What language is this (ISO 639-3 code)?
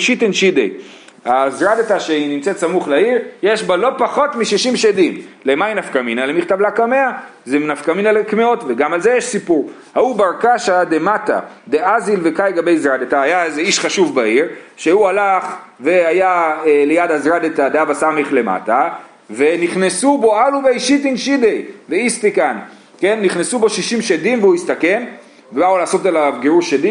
heb